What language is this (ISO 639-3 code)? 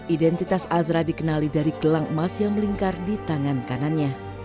ind